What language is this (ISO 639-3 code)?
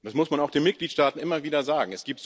deu